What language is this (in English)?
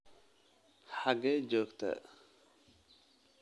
Somali